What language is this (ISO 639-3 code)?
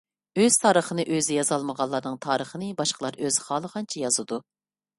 uig